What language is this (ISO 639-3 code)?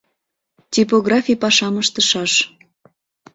chm